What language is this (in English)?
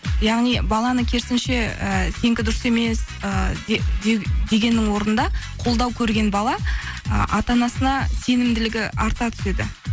Kazakh